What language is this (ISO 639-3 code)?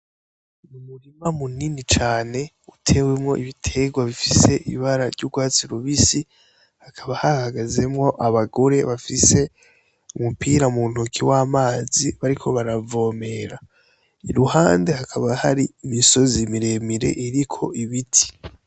run